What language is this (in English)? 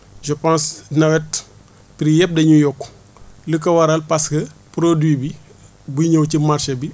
Wolof